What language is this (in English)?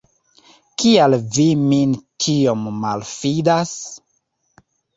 Esperanto